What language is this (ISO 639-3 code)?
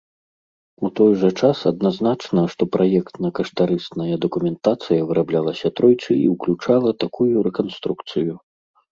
bel